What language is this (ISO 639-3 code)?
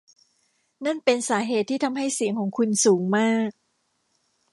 tha